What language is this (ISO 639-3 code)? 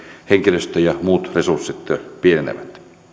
fin